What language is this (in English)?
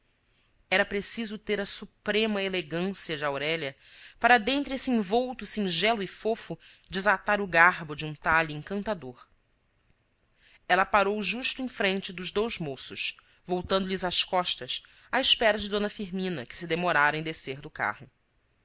Portuguese